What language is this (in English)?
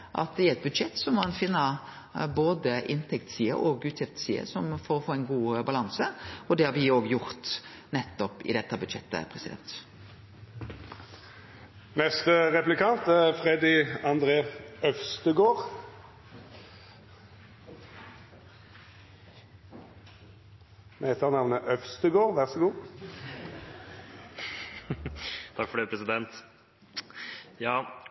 Norwegian